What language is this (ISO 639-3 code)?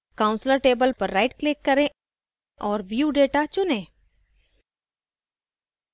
hin